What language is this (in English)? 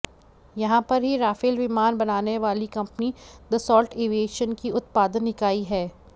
Hindi